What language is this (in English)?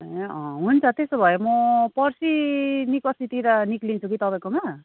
Nepali